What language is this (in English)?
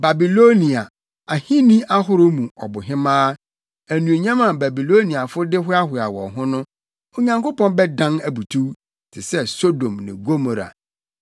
Akan